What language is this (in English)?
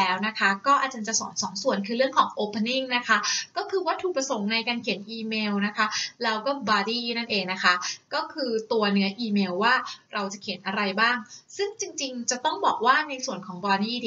Thai